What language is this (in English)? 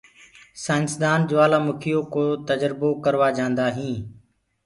Gurgula